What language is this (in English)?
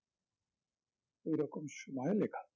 Bangla